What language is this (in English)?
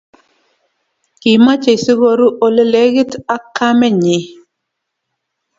Kalenjin